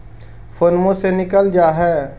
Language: Magahi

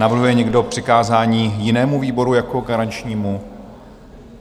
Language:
Czech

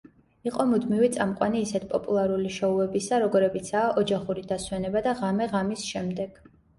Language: Georgian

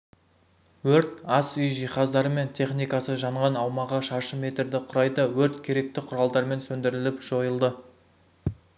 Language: Kazakh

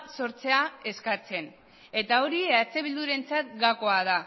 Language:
Basque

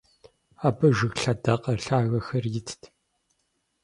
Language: Kabardian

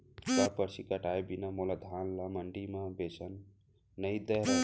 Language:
Chhattisgarhi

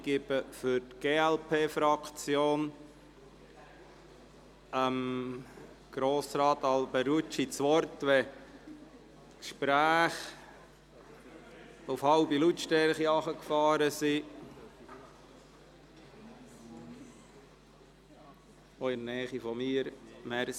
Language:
Swiss German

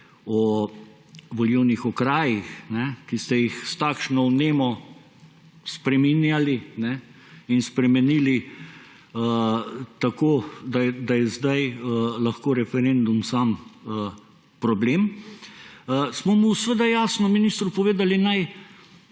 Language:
Slovenian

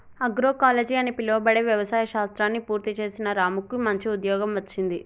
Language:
Telugu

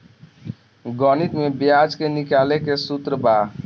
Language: Bhojpuri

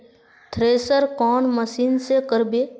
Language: Magahi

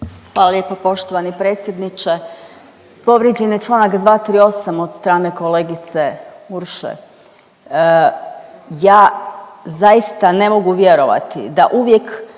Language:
Croatian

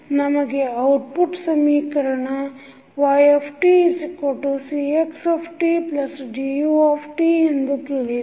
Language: Kannada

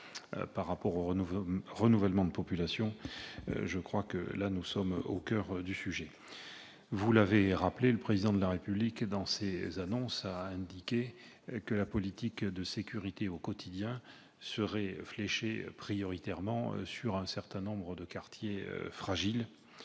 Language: French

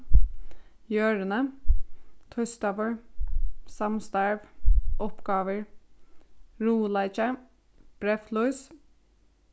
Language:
Faroese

